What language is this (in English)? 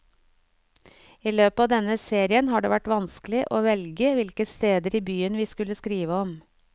Norwegian